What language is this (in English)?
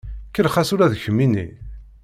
Kabyle